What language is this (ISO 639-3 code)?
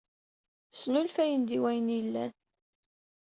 kab